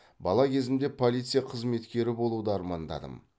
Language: Kazakh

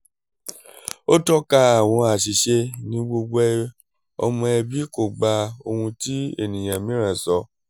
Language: Yoruba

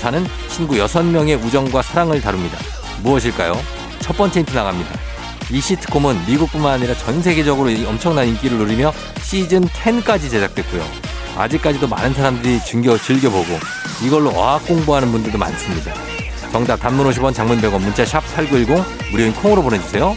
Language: Korean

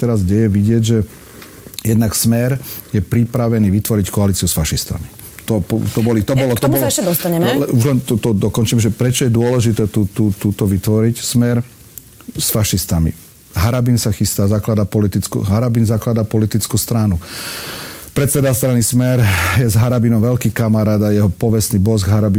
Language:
Slovak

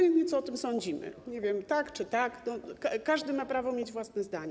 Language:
Polish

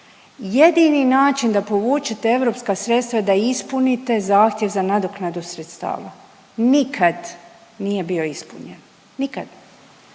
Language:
Croatian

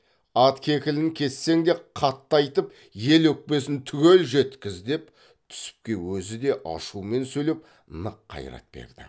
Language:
Kazakh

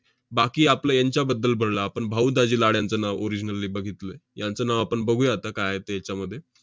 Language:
Marathi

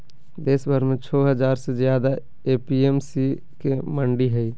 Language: Magahi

